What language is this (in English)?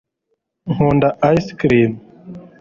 Kinyarwanda